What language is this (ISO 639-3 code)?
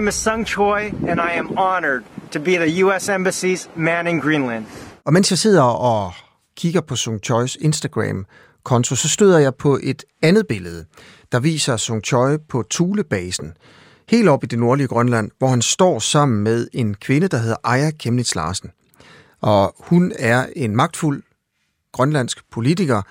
dan